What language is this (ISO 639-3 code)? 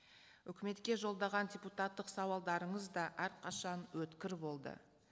kaz